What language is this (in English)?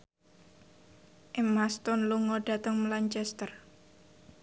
Javanese